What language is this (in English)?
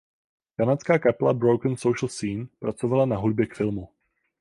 Czech